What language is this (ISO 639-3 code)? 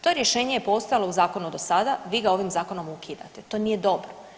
hrv